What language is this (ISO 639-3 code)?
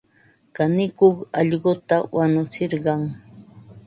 qva